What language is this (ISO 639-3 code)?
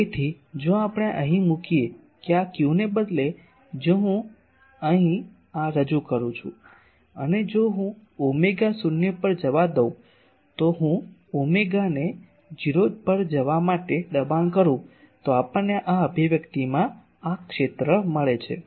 guj